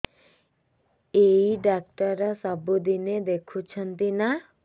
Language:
Odia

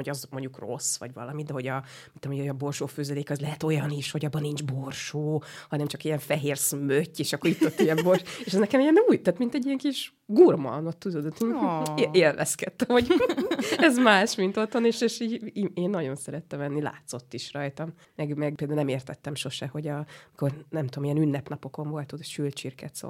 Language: Hungarian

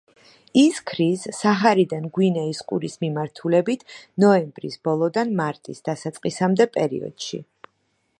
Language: Georgian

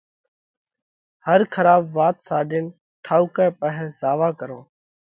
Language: Parkari Koli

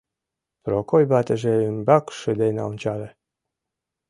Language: Mari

